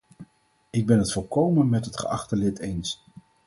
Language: Dutch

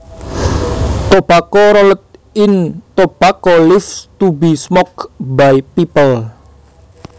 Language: Javanese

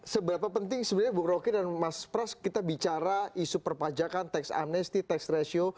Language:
Indonesian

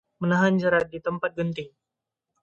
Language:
Indonesian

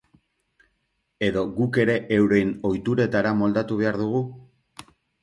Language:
Basque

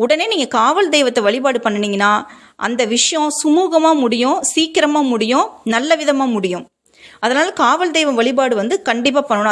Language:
Tamil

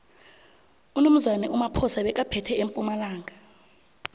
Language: South Ndebele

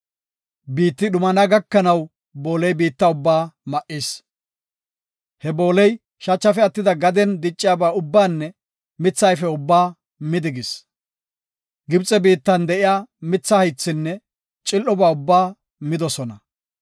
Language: Gofa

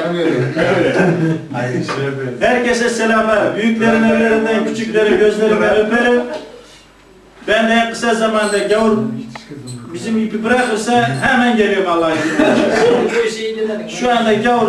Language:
Turkish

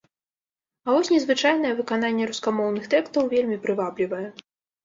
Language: Belarusian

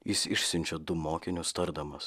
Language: Lithuanian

